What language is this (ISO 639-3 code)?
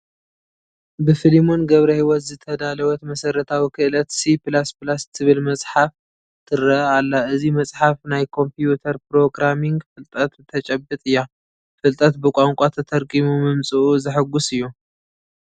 tir